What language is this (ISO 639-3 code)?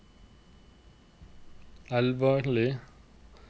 nor